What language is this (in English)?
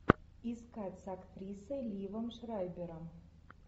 Russian